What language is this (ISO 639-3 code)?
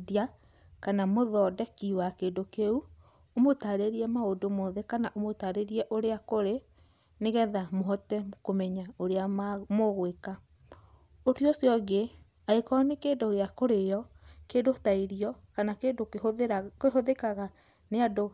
kik